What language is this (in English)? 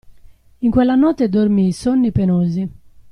Italian